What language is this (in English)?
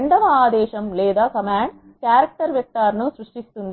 Telugu